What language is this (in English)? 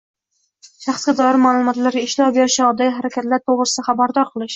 Uzbek